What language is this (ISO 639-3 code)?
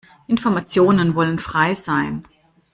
deu